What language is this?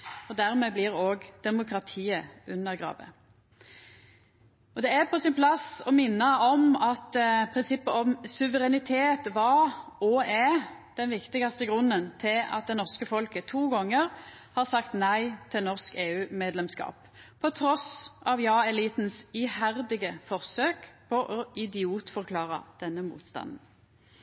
Norwegian Nynorsk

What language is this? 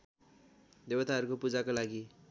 Nepali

